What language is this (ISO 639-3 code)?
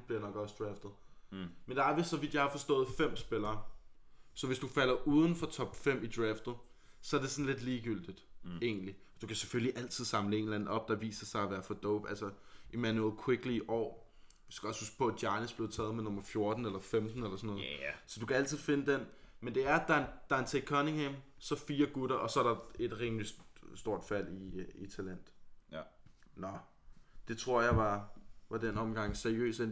dan